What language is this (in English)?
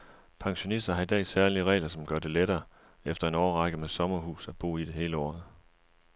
Danish